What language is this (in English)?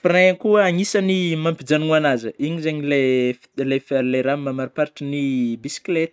Northern Betsimisaraka Malagasy